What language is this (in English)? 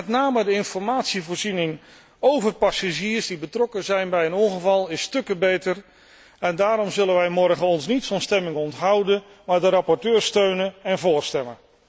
Dutch